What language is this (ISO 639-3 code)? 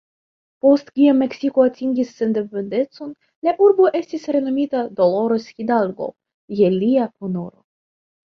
epo